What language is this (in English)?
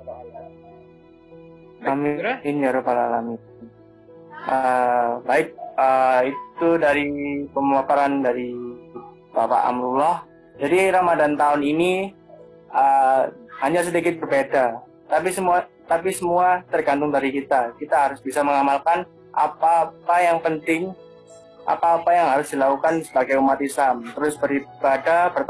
Indonesian